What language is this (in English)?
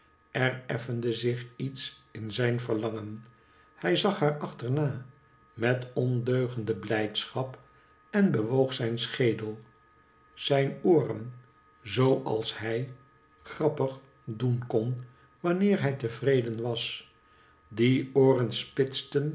Dutch